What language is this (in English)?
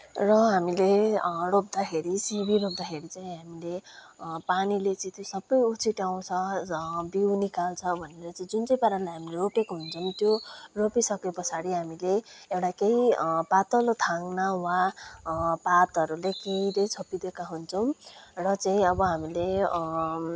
Nepali